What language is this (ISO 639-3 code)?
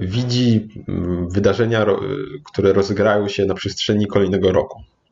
pol